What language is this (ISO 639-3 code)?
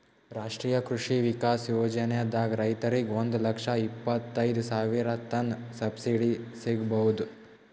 kan